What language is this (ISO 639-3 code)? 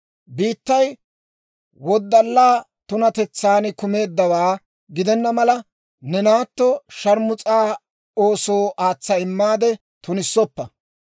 dwr